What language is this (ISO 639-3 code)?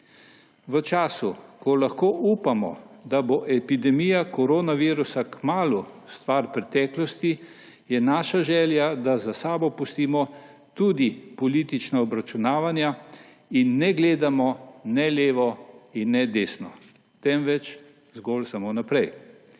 slv